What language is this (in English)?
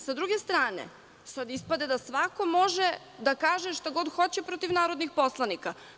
Serbian